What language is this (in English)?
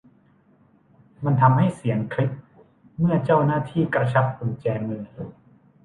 Thai